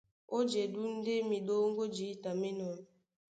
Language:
Duala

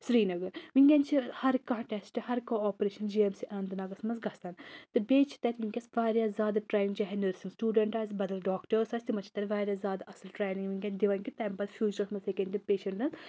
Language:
Kashmiri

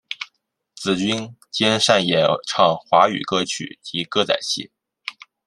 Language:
Chinese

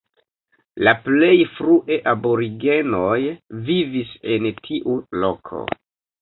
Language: Esperanto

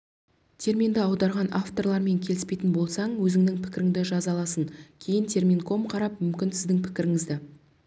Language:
Kazakh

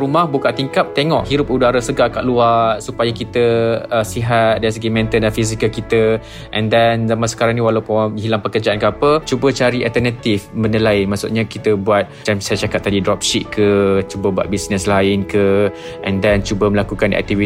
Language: Malay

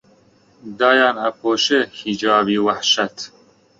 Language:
Central Kurdish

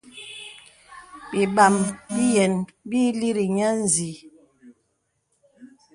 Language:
Bebele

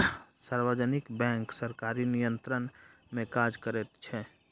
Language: Maithili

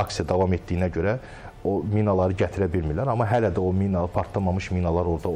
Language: Turkish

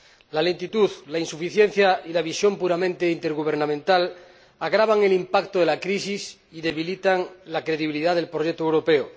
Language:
Spanish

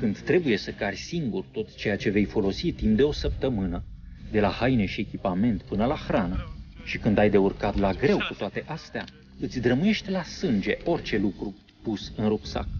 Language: Romanian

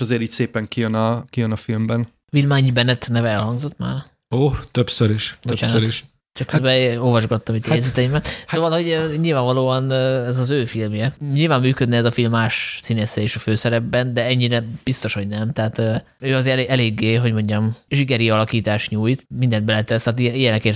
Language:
Hungarian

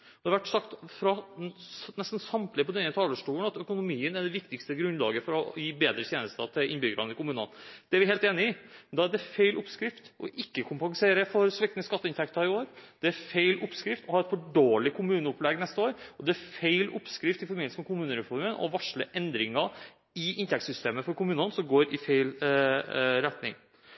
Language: Norwegian Bokmål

